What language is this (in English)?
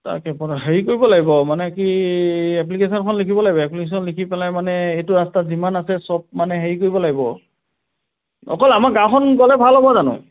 Assamese